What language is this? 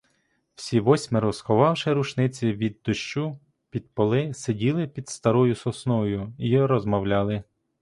Ukrainian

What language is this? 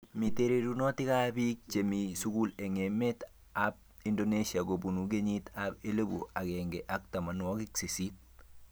Kalenjin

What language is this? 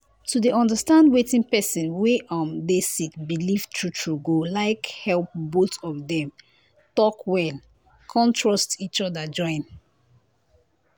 Nigerian Pidgin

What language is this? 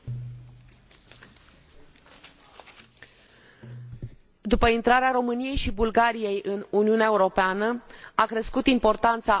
Romanian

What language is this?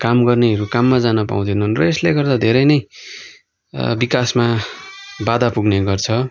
Nepali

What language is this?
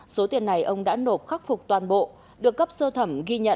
Vietnamese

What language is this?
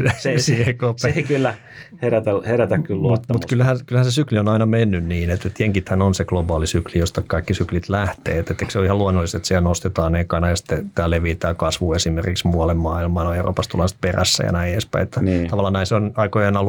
Finnish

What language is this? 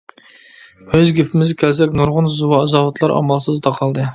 Uyghur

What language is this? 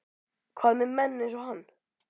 Icelandic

